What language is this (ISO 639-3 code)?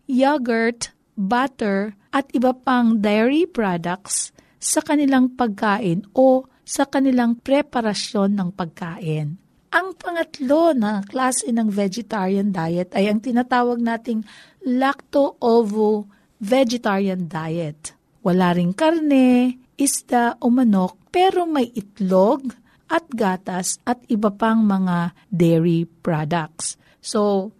fil